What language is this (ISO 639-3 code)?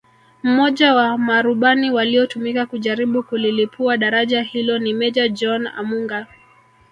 swa